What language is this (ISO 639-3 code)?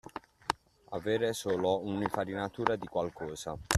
ita